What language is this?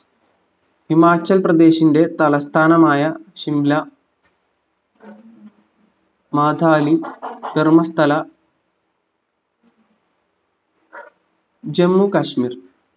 Malayalam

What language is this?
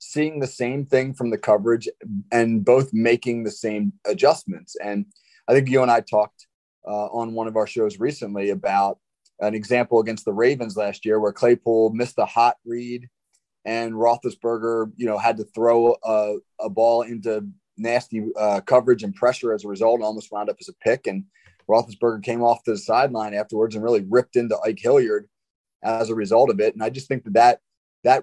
English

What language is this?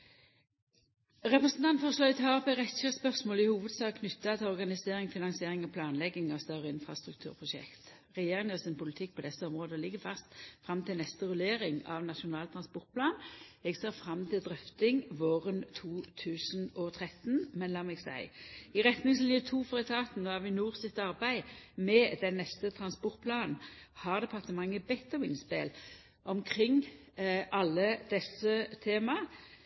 Norwegian Nynorsk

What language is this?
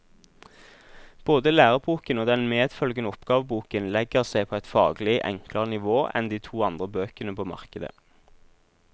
Norwegian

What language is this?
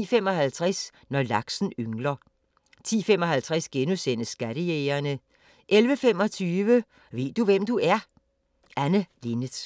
Danish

